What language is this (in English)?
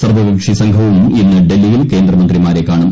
Malayalam